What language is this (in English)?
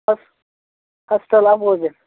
Kashmiri